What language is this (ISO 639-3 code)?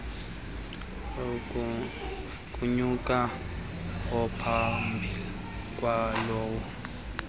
xho